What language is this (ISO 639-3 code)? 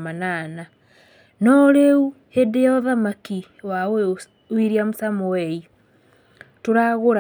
kik